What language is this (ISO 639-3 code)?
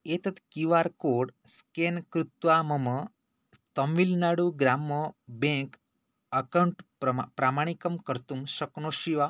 san